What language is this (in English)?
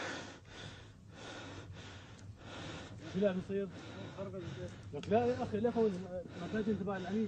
Arabic